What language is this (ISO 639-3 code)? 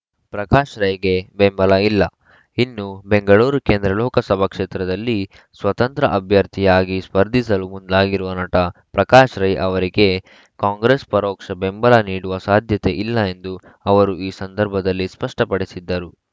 kan